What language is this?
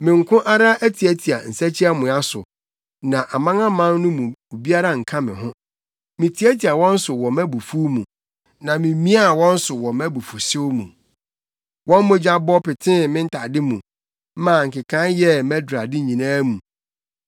Akan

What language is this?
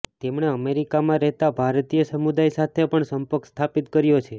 Gujarati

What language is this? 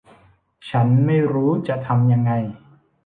Thai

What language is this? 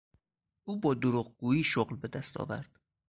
Persian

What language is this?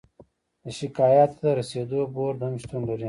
Pashto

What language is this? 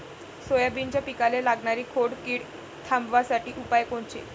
Marathi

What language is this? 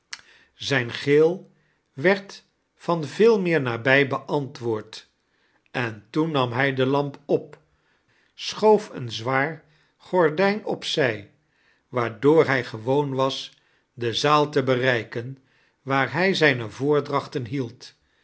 Dutch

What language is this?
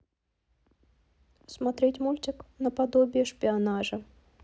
Russian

